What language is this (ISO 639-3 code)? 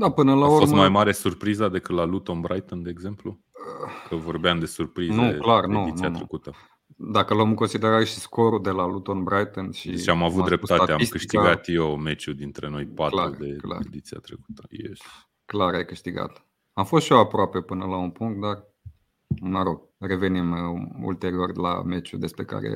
ron